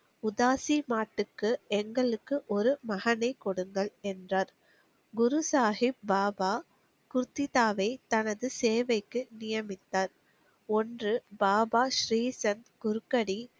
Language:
Tamil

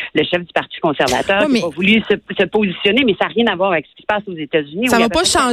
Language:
French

